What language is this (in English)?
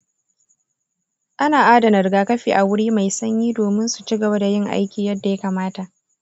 Hausa